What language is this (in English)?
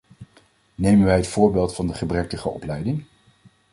Dutch